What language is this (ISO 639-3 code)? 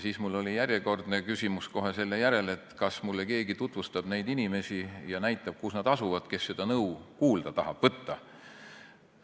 est